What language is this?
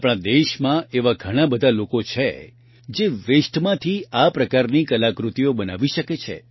Gujarati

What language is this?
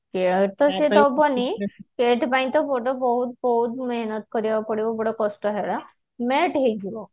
Odia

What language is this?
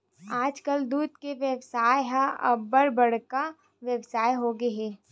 Chhattisgarhi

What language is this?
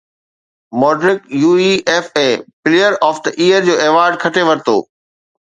Sindhi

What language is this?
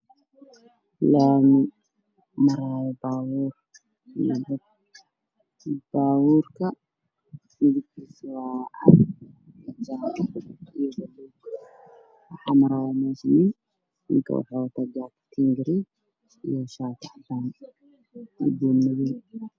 Somali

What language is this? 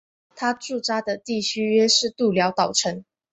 Chinese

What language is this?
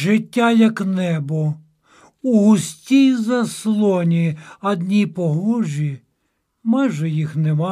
Ukrainian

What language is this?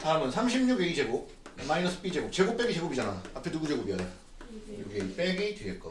Korean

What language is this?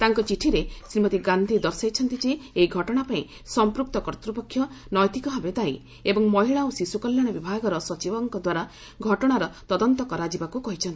Odia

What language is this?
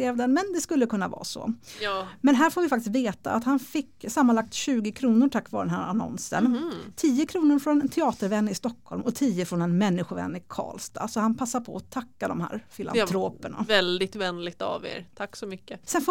Swedish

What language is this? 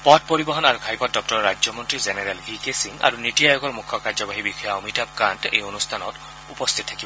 Assamese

